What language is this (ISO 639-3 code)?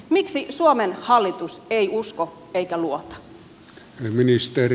fin